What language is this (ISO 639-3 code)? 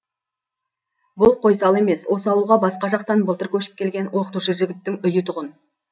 kaz